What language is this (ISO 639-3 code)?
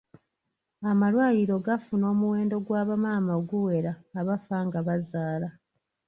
lug